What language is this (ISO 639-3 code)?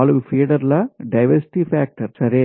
tel